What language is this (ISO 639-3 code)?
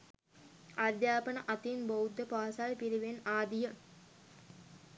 sin